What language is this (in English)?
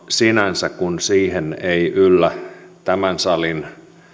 Finnish